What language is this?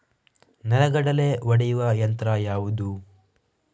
Kannada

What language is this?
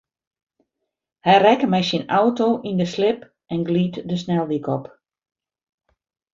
Western Frisian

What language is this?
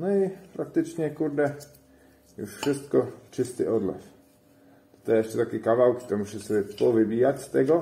Polish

